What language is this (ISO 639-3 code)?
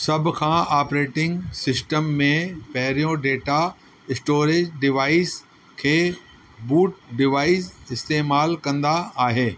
snd